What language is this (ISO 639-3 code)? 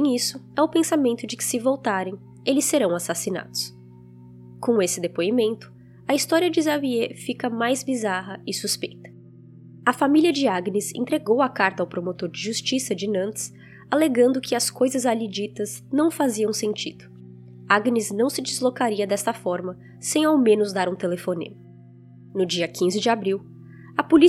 por